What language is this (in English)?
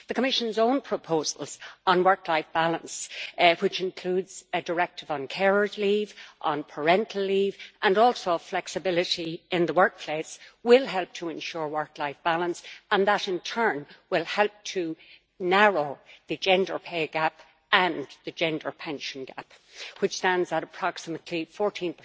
English